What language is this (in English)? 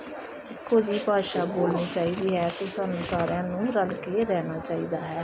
Punjabi